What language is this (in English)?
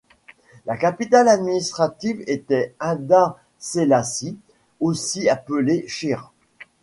French